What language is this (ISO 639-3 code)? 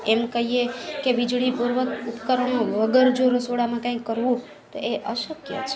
guj